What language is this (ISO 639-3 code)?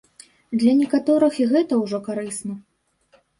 bel